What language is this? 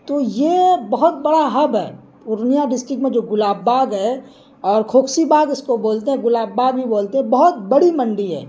Urdu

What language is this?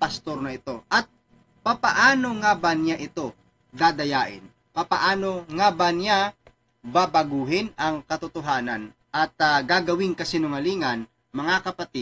Filipino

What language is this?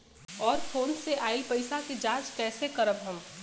Bhojpuri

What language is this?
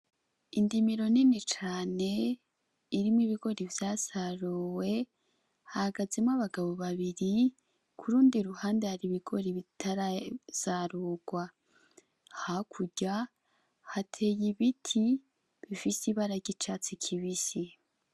Rundi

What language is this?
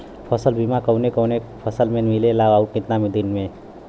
Bhojpuri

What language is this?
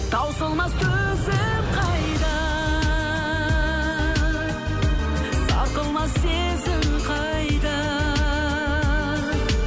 Kazakh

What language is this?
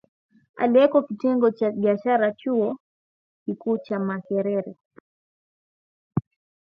Swahili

